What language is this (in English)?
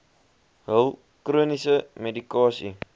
Afrikaans